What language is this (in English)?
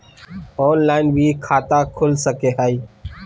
Magahi